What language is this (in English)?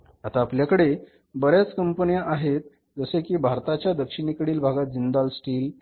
Marathi